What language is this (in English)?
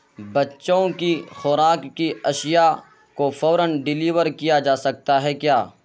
Urdu